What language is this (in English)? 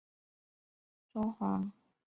Chinese